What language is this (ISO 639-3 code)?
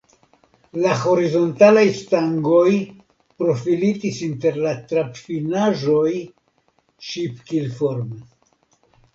epo